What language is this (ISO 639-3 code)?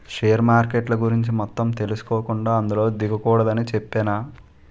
tel